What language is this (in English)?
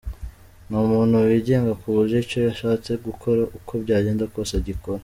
Kinyarwanda